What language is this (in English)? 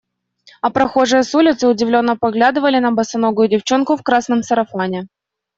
Russian